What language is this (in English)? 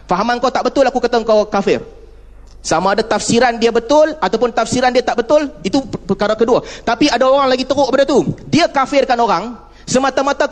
Malay